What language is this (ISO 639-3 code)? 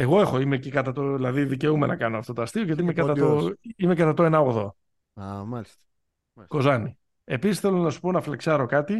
ell